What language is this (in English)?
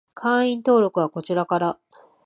Japanese